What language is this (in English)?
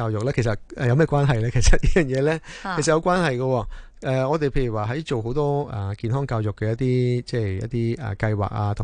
Chinese